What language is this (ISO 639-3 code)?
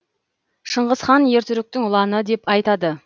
kaz